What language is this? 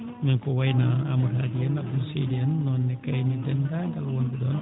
Fula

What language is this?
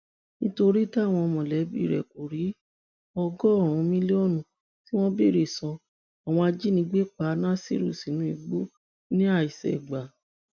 Yoruba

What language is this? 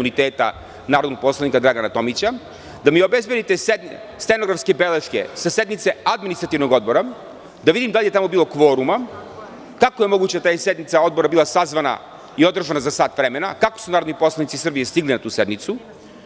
Serbian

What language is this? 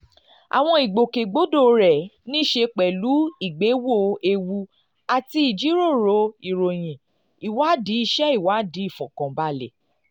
Yoruba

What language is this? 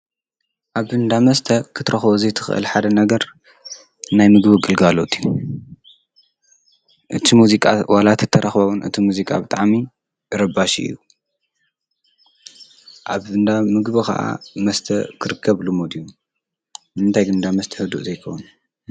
Tigrinya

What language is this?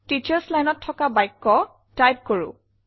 Assamese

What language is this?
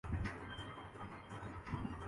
Urdu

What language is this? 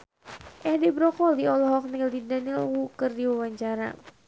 Sundanese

